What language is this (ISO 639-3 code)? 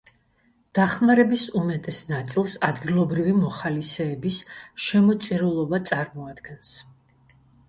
kat